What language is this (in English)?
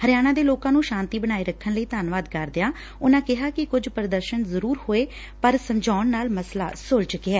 Punjabi